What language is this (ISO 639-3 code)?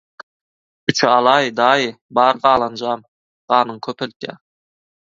tuk